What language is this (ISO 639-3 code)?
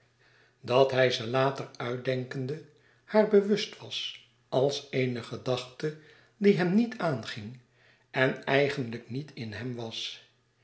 nld